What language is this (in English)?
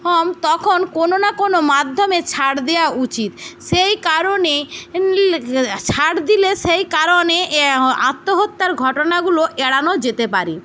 Bangla